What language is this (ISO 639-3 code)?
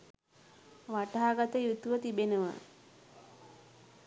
sin